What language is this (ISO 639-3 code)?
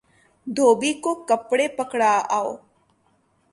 urd